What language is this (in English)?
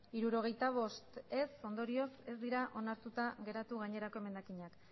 Basque